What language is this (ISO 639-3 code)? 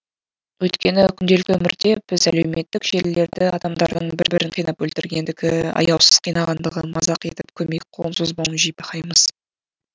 kaz